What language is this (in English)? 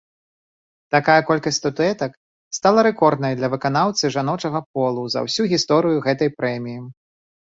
Belarusian